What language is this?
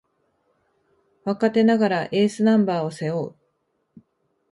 Japanese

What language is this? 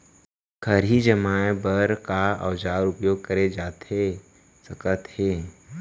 Chhattisgarhi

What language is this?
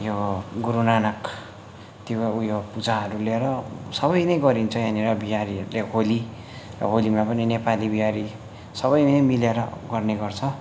Nepali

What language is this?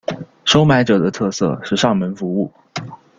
Chinese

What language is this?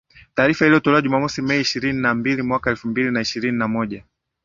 Swahili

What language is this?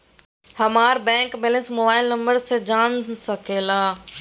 Magahi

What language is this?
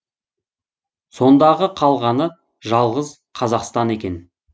Kazakh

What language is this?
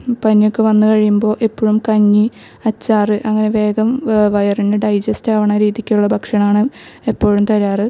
Malayalam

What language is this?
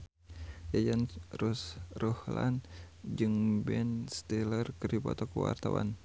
Sundanese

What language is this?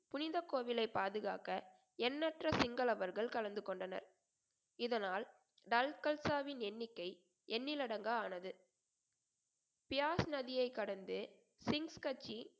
Tamil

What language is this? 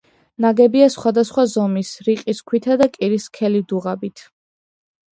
Georgian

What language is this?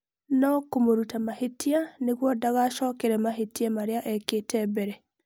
Kikuyu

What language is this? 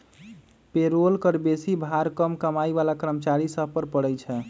Magahi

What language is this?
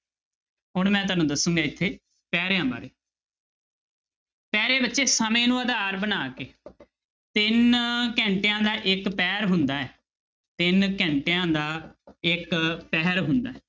Punjabi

